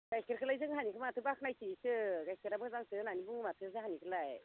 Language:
Bodo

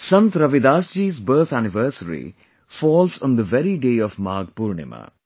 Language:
English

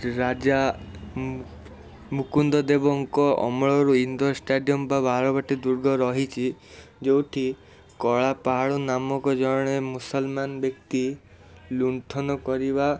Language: Odia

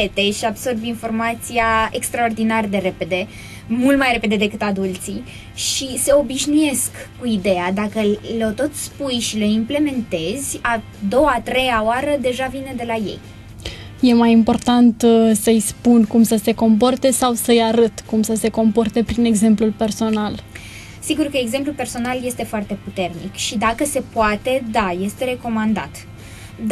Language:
Romanian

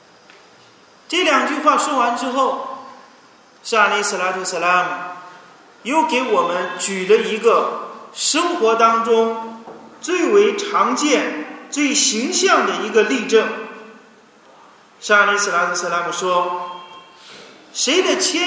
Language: Chinese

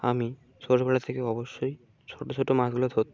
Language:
Bangla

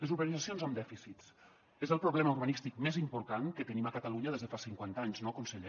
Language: Catalan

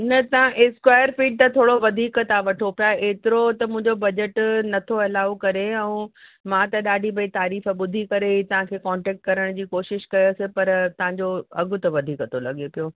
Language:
Sindhi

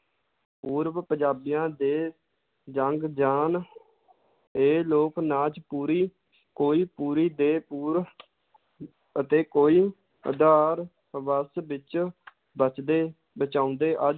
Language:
Punjabi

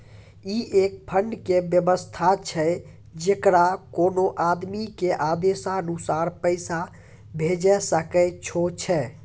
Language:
Maithili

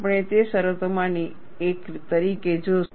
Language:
Gujarati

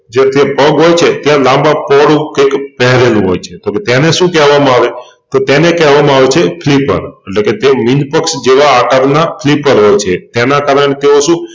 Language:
Gujarati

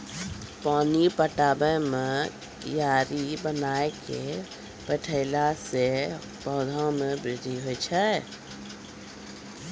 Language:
Maithili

